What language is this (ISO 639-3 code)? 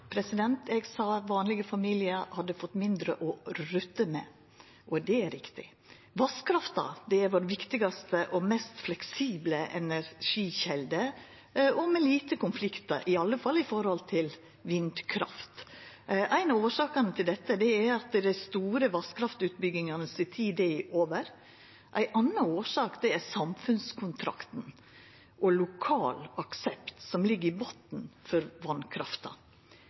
nno